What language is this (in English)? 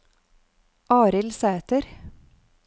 Norwegian